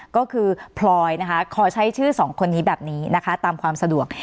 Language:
Thai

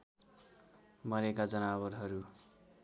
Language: Nepali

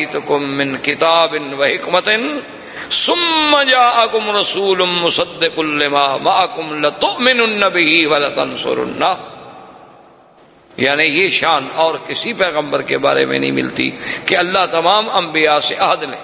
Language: Urdu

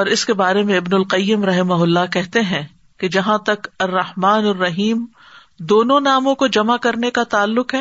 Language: Urdu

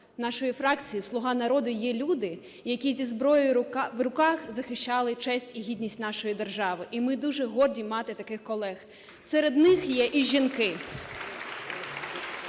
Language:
Ukrainian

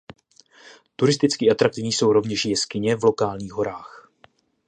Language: Czech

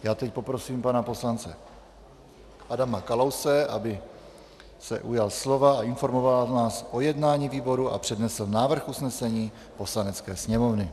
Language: Czech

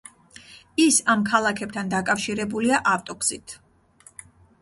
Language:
Georgian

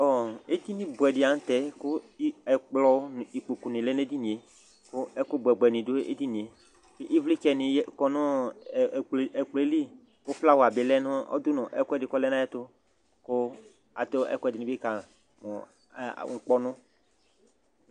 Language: Ikposo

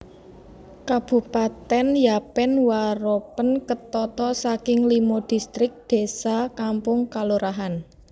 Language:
Javanese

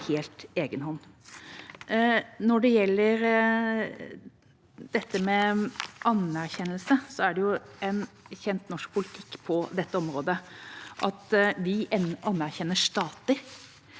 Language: Norwegian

